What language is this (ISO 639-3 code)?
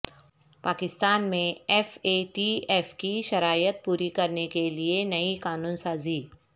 urd